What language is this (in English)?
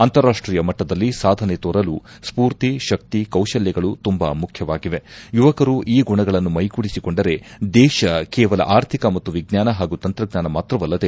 Kannada